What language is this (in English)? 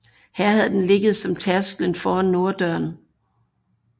Danish